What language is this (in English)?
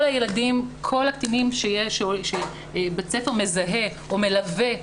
Hebrew